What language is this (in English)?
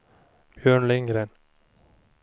Swedish